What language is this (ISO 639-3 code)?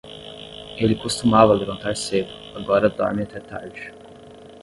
por